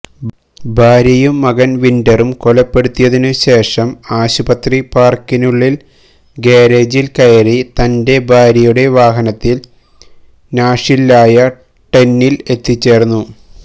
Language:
Malayalam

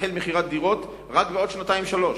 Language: Hebrew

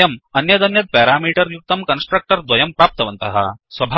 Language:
Sanskrit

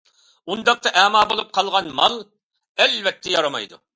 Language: Uyghur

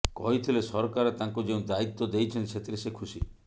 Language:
Odia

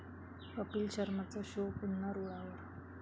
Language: Marathi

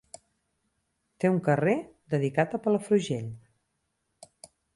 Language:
Catalan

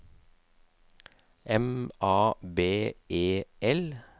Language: Norwegian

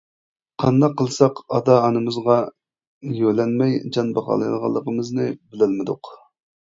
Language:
Uyghur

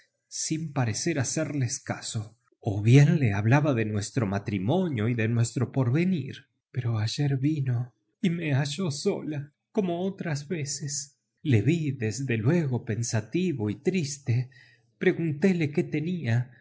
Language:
Spanish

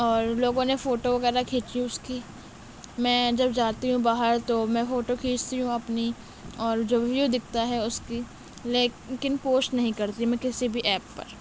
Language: Urdu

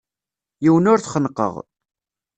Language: Kabyle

